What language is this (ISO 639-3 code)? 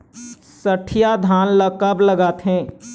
hne